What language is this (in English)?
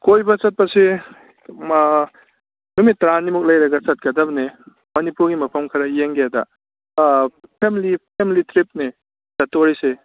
Manipuri